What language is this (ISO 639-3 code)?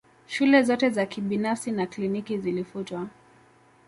swa